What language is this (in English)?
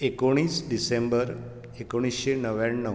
Konkani